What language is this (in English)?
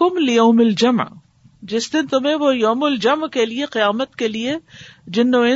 Urdu